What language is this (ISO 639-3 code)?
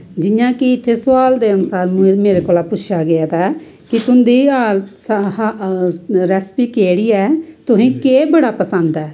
doi